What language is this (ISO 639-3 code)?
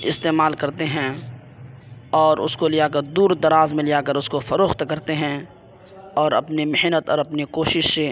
urd